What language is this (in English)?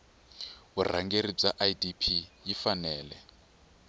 Tsonga